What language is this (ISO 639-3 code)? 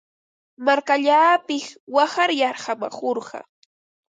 qva